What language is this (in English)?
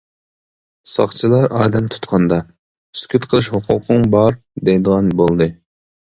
Uyghur